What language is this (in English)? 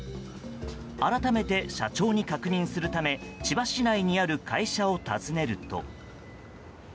Japanese